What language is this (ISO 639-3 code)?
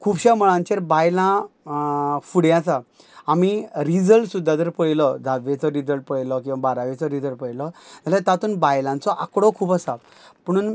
kok